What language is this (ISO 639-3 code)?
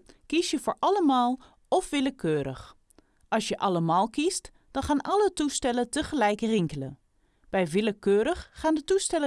nld